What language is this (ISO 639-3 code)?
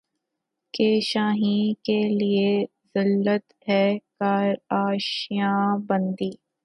urd